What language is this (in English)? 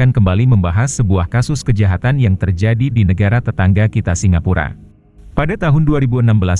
Indonesian